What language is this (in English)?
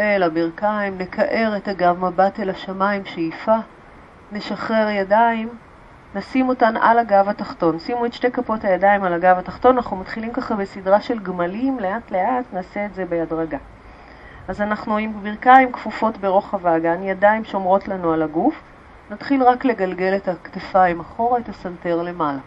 Hebrew